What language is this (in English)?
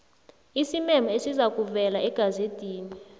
South Ndebele